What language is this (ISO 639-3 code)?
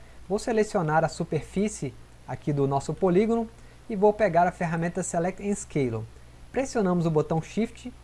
por